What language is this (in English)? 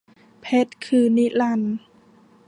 Thai